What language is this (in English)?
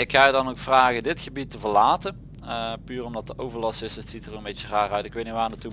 Dutch